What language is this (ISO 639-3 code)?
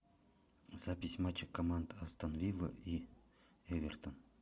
rus